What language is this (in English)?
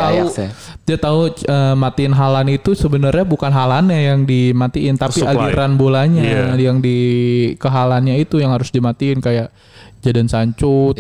Indonesian